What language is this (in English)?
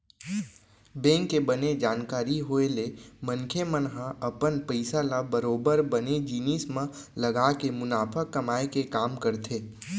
Chhattisgarhi